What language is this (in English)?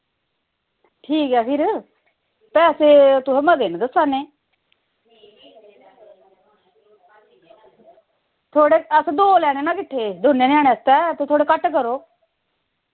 Dogri